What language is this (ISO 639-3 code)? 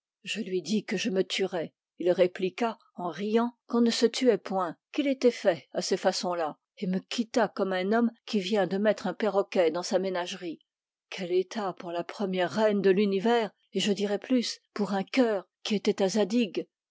fra